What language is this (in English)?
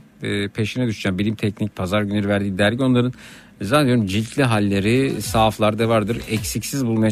Turkish